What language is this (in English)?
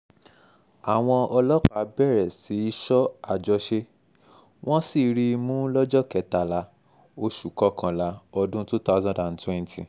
Yoruba